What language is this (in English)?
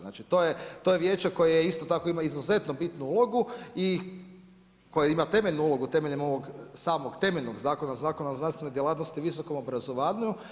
Croatian